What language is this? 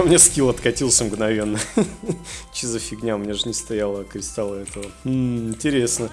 Russian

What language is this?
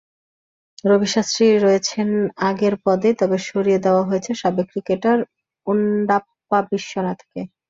Bangla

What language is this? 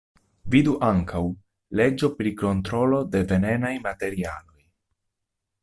Esperanto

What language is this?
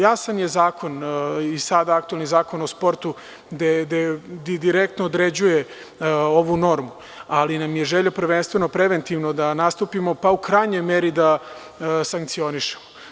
Serbian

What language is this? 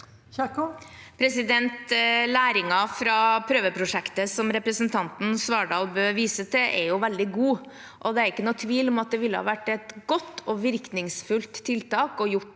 Norwegian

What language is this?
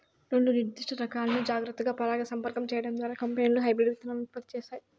Telugu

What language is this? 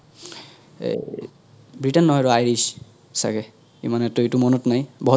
Assamese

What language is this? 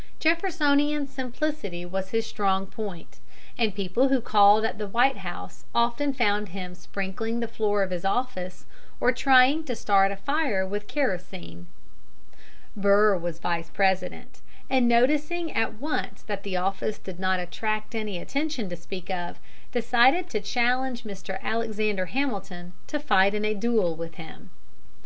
English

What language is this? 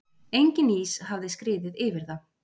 Icelandic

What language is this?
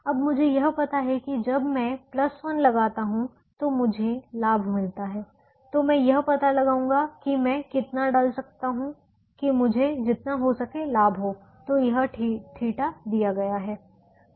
Hindi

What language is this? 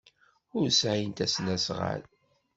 Kabyle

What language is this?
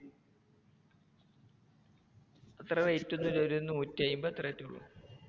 Malayalam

